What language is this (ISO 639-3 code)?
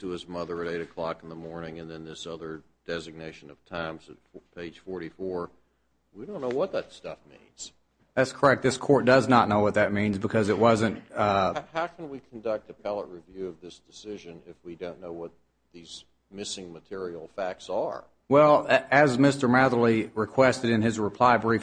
eng